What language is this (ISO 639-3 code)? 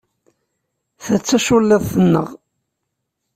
kab